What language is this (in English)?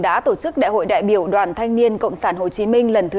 Vietnamese